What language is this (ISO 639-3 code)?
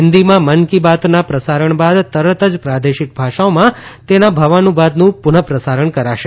guj